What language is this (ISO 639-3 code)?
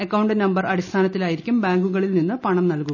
mal